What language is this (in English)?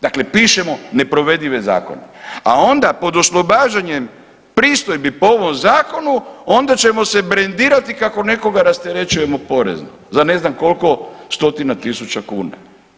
Croatian